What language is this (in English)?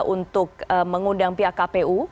Indonesian